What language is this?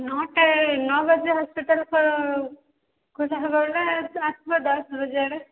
Odia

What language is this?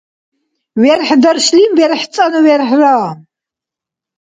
Dargwa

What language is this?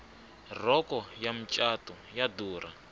Tsonga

